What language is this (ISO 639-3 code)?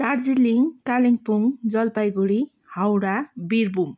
nep